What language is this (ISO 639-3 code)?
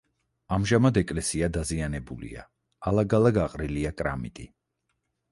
kat